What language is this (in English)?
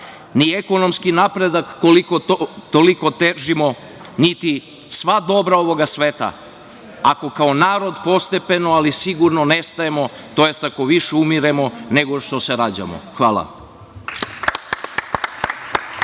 Serbian